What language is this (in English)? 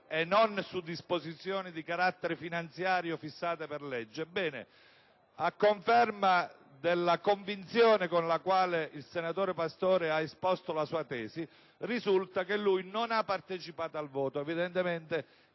Italian